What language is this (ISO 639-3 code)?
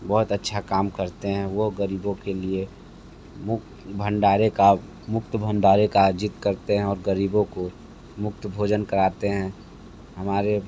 hin